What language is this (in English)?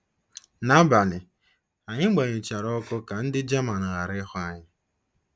Igbo